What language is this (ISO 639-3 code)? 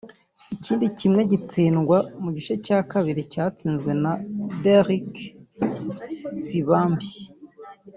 kin